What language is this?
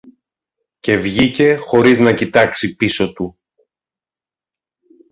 Greek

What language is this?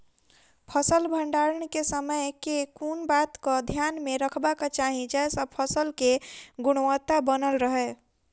Maithili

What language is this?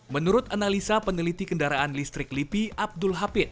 Indonesian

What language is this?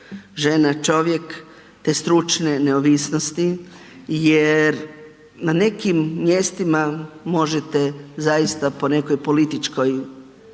Croatian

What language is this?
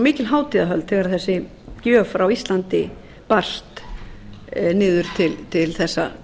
Icelandic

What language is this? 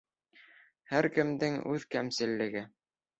Bashkir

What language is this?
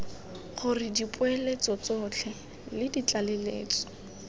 Tswana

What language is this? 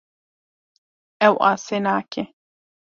Kurdish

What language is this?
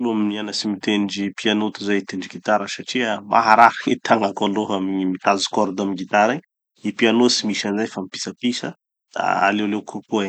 Tanosy Malagasy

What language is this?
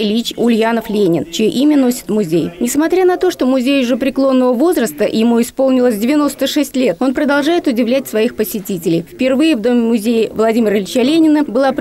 Russian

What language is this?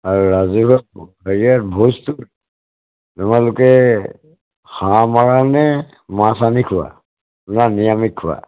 Assamese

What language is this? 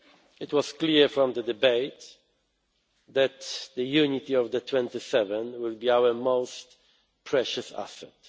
English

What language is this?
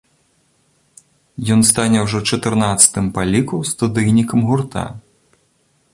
Belarusian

